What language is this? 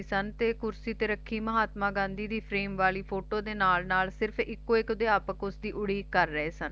Punjabi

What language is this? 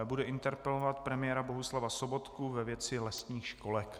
Czech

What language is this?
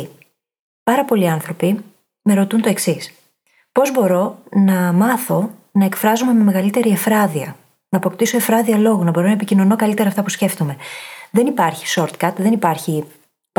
Greek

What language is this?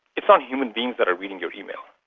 English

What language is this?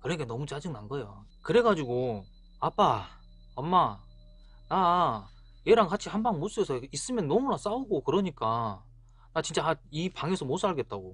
Korean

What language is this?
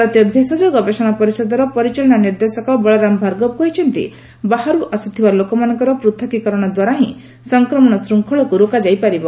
Odia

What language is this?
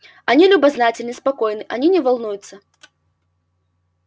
Russian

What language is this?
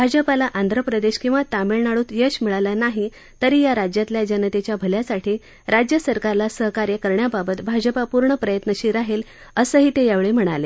Marathi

